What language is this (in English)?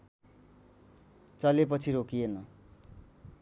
Nepali